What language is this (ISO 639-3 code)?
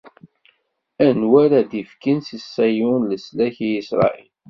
kab